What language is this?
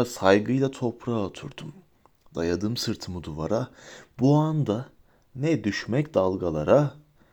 Turkish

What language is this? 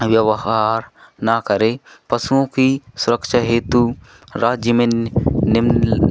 Hindi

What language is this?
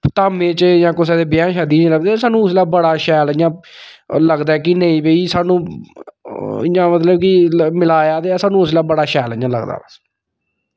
Dogri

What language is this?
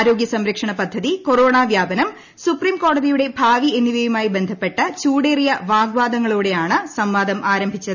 Malayalam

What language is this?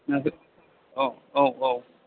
Bodo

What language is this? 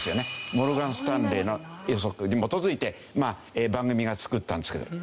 Japanese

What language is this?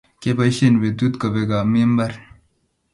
Kalenjin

